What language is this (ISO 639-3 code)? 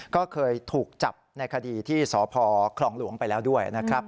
tha